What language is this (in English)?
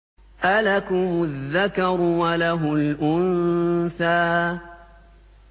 Arabic